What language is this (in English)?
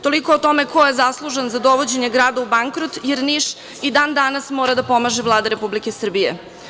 Serbian